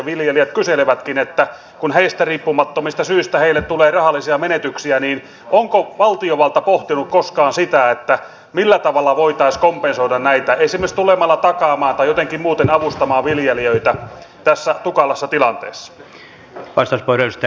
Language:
Finnish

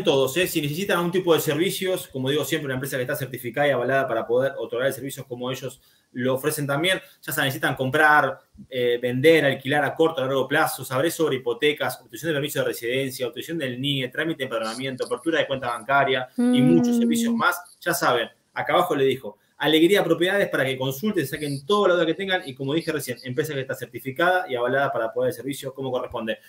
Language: Spanish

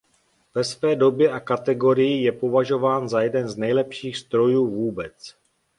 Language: Czech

